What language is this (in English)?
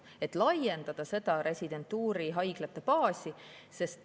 Estonian